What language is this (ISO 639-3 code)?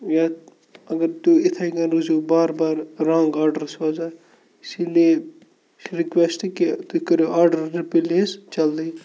kas